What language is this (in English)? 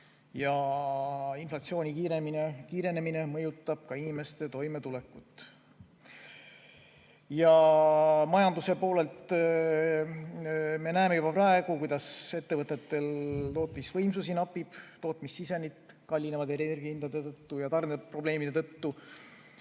Estonian